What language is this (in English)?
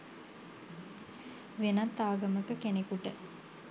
Sinhala